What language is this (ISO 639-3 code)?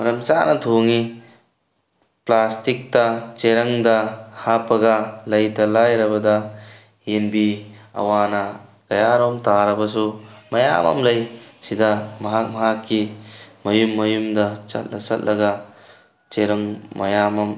mni